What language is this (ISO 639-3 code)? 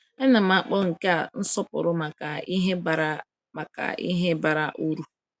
ibo